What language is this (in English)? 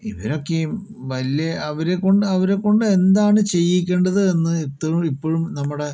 Malayalam